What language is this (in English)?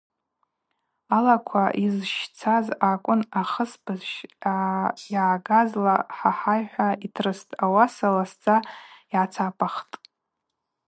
Abaza